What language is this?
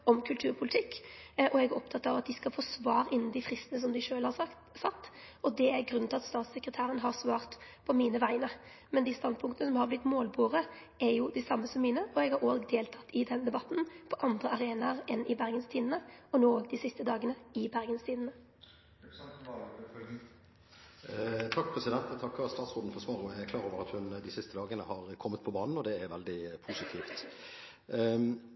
Norwegian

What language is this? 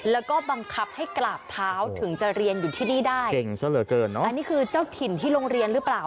Thai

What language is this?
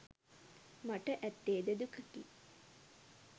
Sinhala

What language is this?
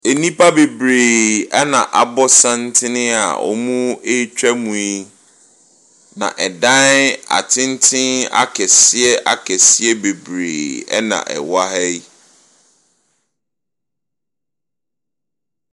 Akan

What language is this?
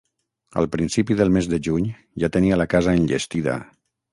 Catalan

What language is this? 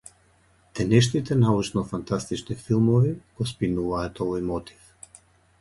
Macedonian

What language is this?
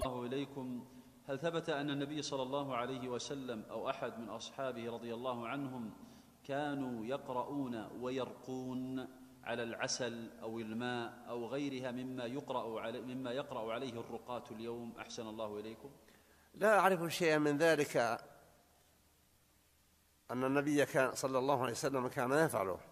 Arabic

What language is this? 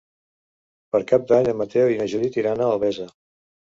Catalan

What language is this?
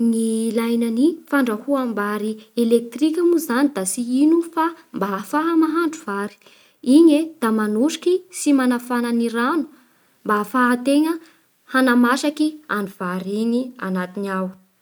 Bara Malagasy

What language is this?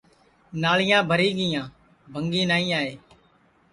Sansi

